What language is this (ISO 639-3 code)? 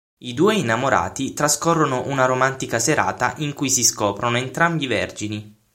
ita